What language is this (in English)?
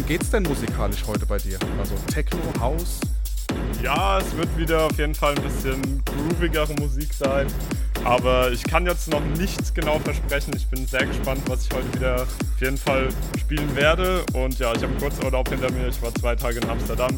German